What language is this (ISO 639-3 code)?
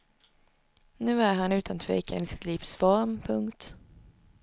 swe